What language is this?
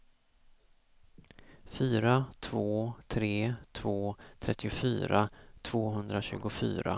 Swedish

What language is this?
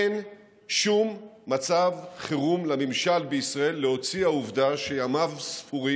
Hebrew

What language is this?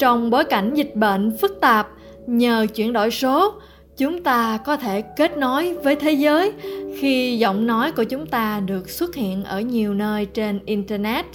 Vietnamese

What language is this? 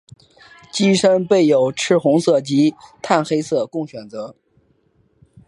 Chinese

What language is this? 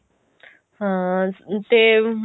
Punjabi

